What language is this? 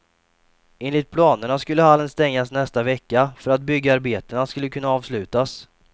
Swedish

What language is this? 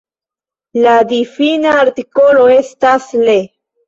Esperanto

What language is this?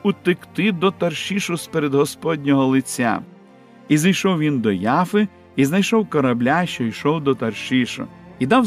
Ukrainian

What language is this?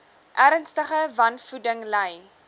Afrikaans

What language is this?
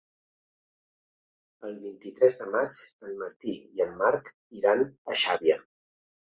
Catalan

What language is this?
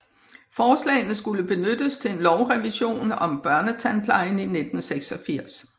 Danish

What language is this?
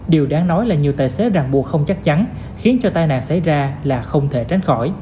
Vietnamese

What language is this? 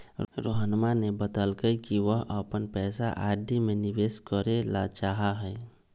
Magahi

